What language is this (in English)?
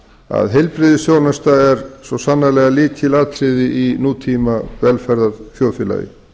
Icelandic